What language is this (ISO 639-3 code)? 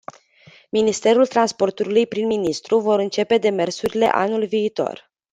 ron